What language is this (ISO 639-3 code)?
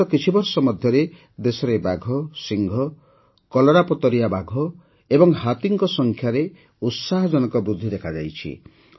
ori